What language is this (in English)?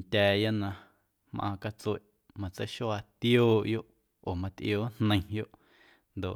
Guerrero Amuzgo